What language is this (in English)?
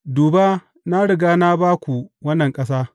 Hausa